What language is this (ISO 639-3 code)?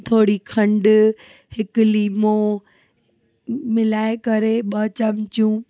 snd